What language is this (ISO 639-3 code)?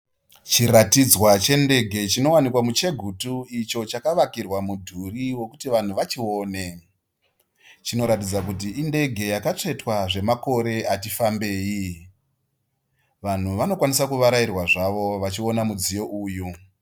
sna